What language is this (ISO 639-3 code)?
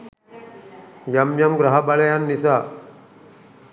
sin